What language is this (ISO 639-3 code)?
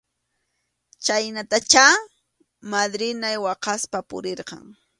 qxu